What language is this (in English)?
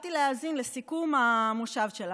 Hebrew